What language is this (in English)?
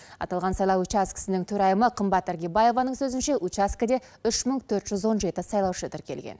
Kazakh